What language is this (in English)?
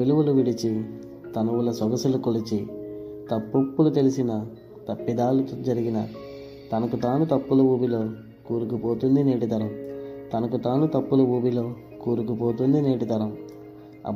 Telugu